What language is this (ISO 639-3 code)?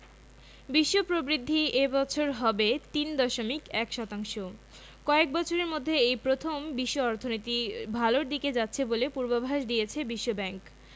ben